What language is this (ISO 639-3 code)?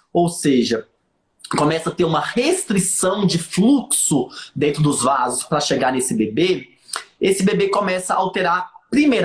por